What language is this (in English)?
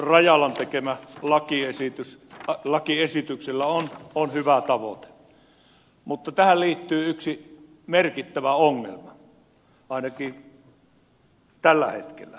Finnish